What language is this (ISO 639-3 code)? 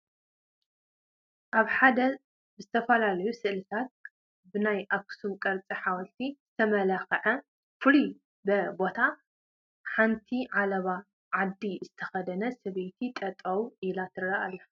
tir